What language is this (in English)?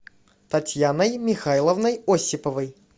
Russian